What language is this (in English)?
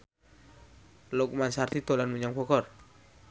Javanese